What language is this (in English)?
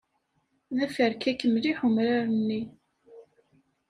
Kabyle